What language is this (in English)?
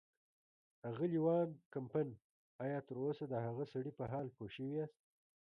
Pashto